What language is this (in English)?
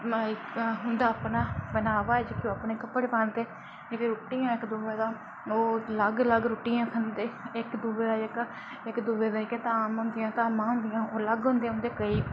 Dogri